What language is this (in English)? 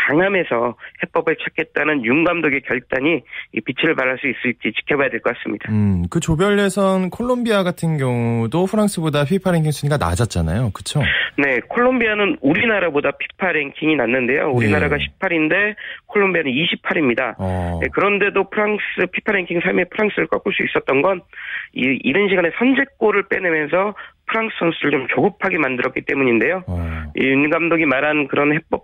Korean